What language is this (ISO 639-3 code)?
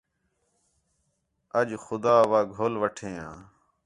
xhe